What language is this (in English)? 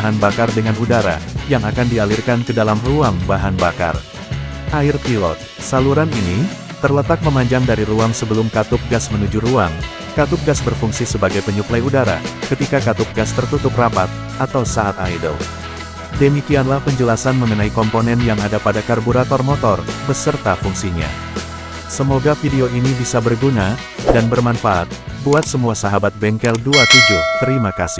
Indonesian